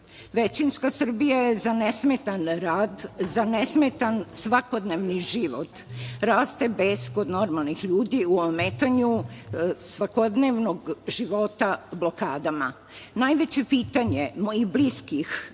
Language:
Serbian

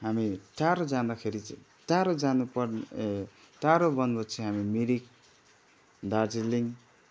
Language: Nepali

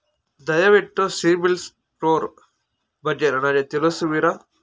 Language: Kannada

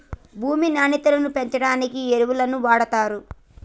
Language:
Telugu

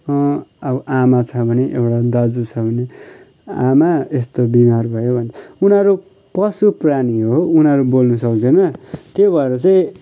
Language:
Nepali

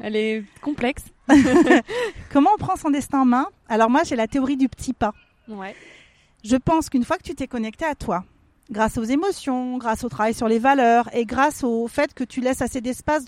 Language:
French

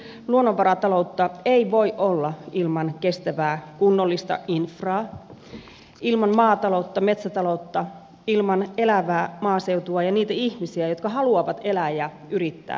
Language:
Finnish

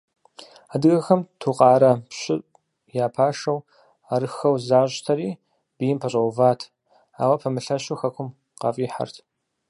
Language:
Kabardian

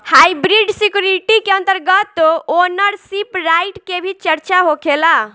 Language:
Bhojpuri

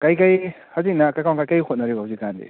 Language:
Manipuri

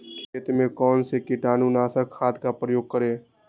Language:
Magahi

